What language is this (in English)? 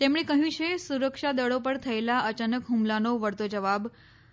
Gujarati